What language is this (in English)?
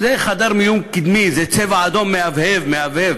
Hebrew